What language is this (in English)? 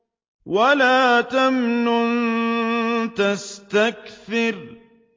Arabic